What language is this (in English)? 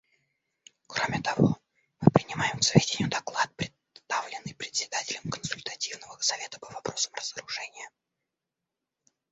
Russian